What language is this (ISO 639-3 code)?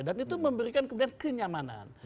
ind